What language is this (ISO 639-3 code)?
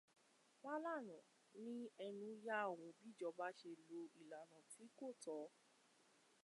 yor